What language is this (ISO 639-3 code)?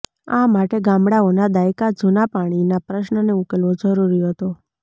guj